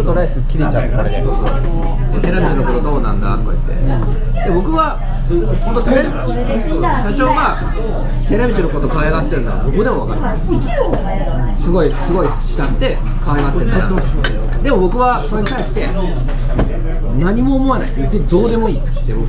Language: Japanese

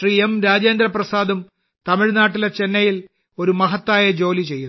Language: Malayalam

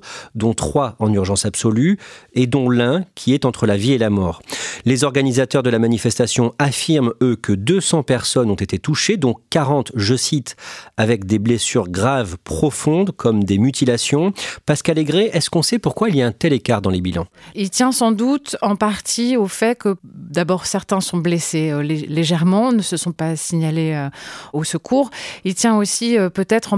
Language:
French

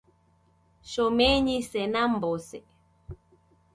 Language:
Taita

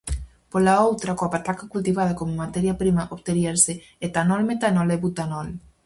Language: Galician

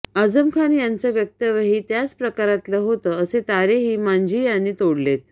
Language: Marathi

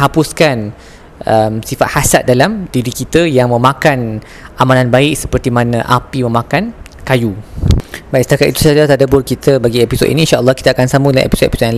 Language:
Malay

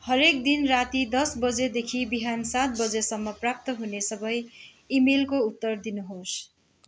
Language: Nepali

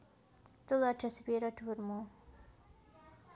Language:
Javanese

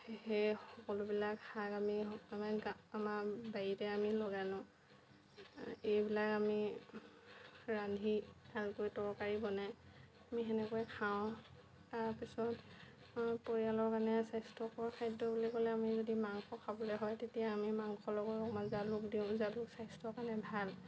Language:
Assamese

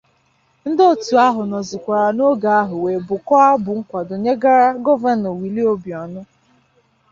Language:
Igbo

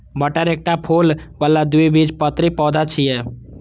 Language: Maithili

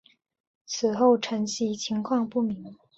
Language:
Chinese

